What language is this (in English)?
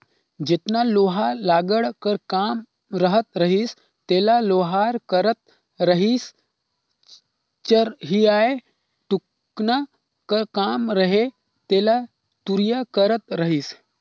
Chhattisgarhi